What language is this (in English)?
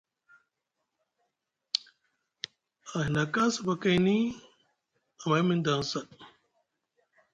Musgu